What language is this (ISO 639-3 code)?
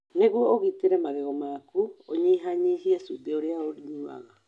kik